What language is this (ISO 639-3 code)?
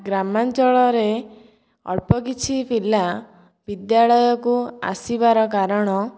ori